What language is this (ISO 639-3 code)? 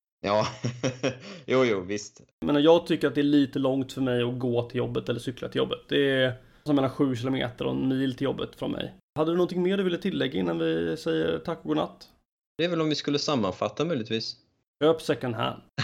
swe